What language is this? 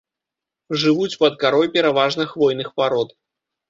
Belarusian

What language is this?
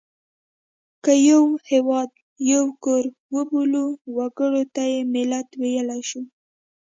Pashto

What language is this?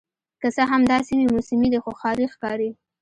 Pashto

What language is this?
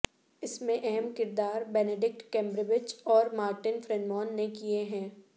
Urdu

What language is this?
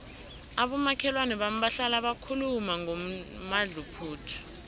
South Ndebele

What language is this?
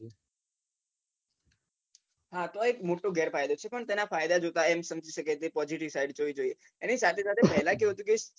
Gujarati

